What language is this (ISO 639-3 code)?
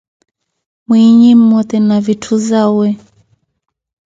eko